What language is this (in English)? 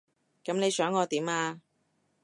Cantonese